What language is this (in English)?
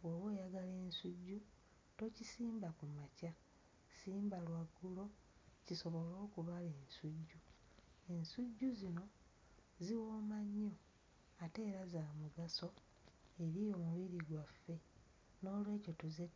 Ganda